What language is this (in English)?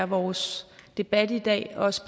Danish